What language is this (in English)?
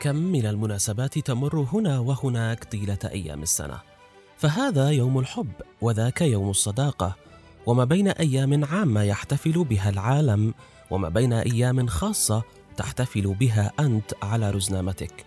Arabic